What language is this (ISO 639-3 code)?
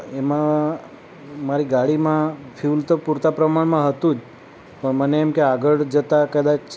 guj